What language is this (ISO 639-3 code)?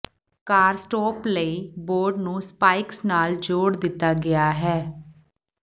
pan